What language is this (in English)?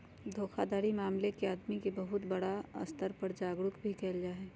Magahi